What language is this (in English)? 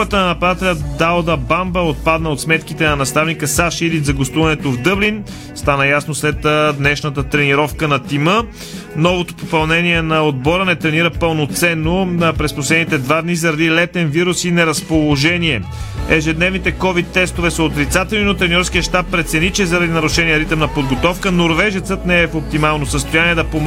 Bulgarian